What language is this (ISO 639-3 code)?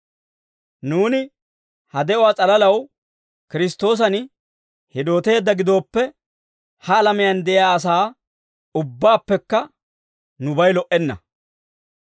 dwr